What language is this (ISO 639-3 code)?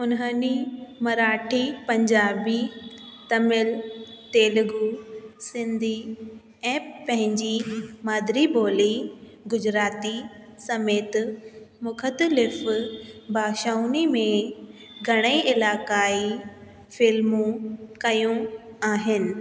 snd